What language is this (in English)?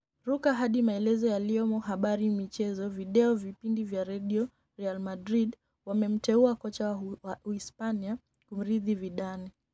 Luo (Kenya and Tanzania)